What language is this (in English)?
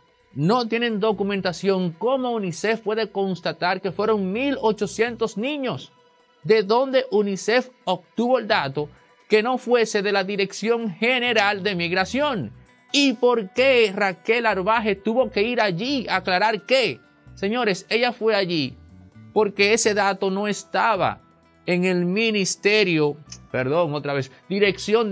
Spanish